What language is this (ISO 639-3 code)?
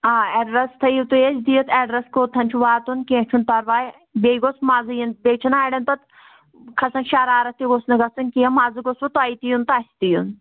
kas